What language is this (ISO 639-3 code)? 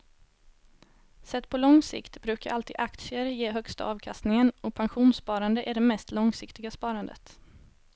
swe